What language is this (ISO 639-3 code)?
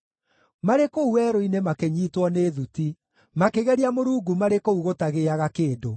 kik